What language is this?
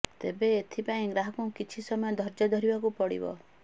Odia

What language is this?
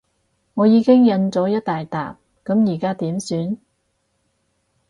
Cantonese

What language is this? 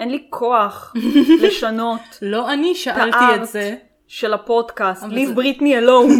Hebrew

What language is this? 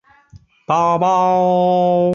Chinese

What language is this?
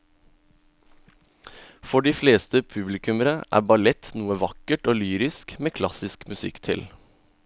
Norwegian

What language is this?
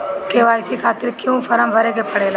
Bhojpuri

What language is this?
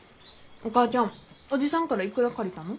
Japanese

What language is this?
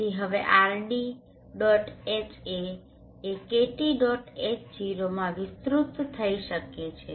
Gujarati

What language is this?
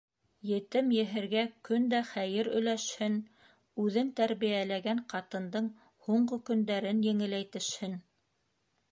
Bashkir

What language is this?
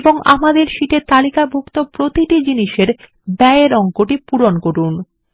Bangla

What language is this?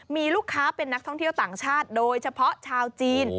Thai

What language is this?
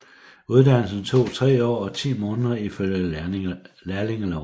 Danish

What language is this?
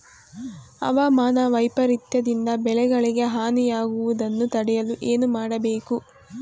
Kannada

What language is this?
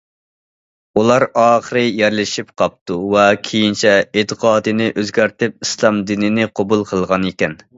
Uyghur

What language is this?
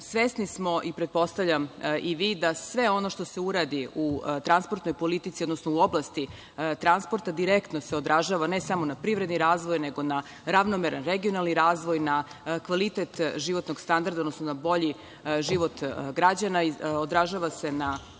Serbian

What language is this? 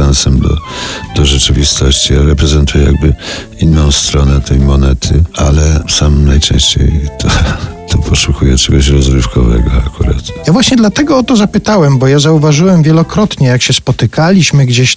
Polish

